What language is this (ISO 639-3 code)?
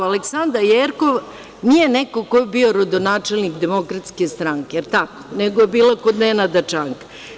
srp